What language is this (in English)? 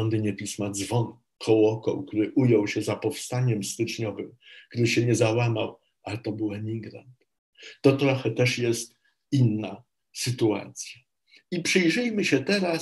Polish